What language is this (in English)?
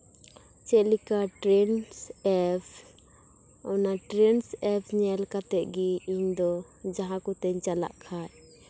Santali